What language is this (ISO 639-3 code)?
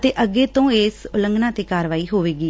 pan